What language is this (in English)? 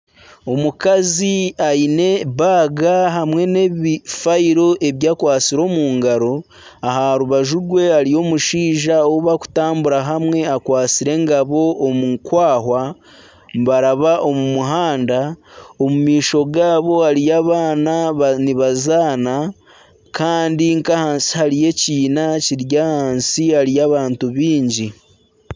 Nyankole